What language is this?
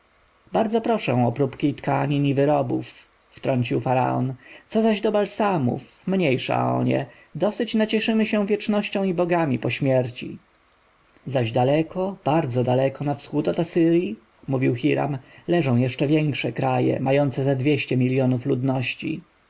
Polish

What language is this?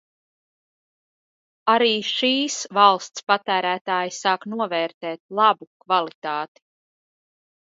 Latvian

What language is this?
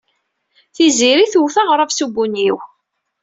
Kabyle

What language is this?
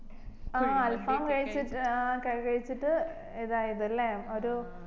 Malayalam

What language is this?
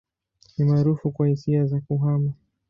Swahili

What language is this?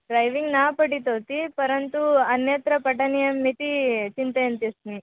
Sanskrit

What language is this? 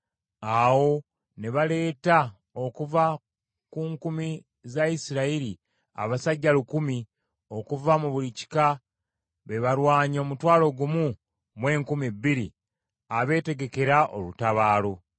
Ganda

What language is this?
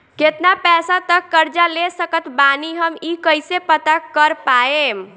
Bhojpuri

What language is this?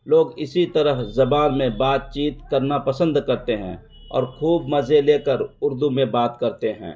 Urdu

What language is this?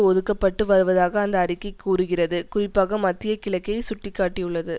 Tamil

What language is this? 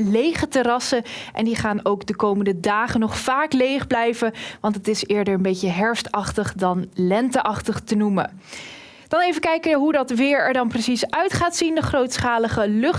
Dutch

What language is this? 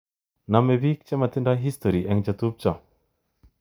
Kalenjin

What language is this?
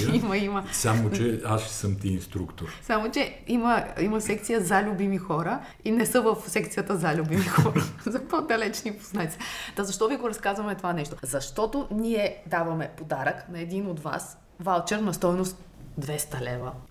Bulgarian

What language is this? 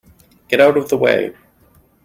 English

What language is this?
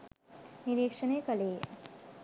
Sinhala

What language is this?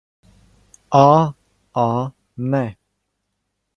Serbian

